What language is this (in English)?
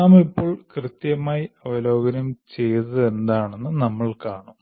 Malayalam